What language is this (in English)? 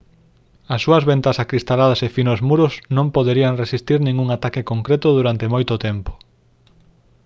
Galician